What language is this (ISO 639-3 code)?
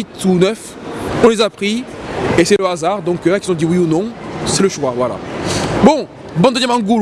fra